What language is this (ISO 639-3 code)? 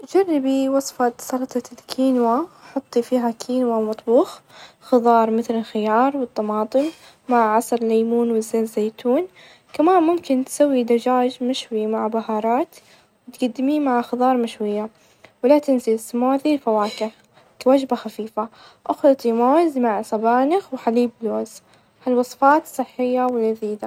ars